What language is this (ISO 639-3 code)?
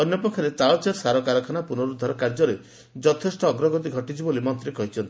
ori